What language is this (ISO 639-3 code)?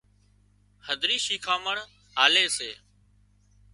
kxp